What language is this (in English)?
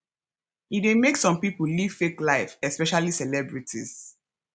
Nigerian Pidgin